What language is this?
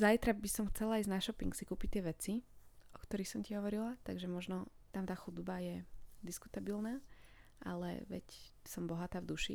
Slovak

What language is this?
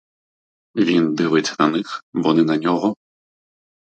Ukrainian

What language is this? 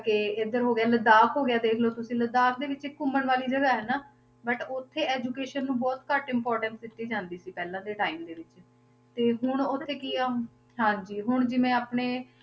Punjabi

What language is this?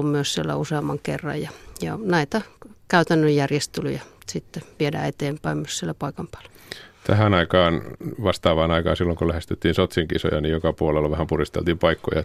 Finnish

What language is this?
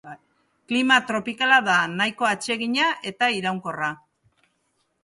Basque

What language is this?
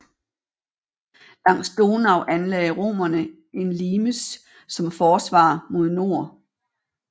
Danish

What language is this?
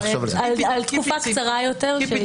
Hebrew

